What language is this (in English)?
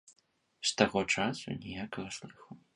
Belarusian